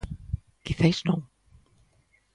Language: Galician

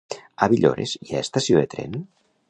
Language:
Catalan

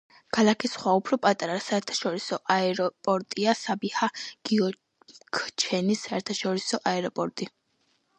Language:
Georgian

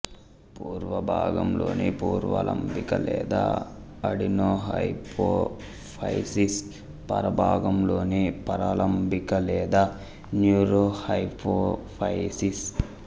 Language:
Telugu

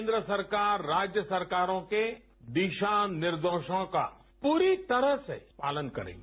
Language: Hindi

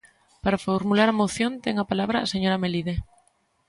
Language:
Galician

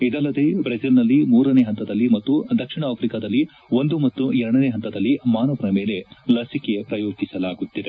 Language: Kannada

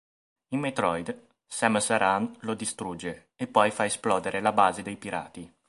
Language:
Italian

